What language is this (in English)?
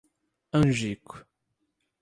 Portuguese